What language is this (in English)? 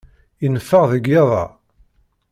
Kabyle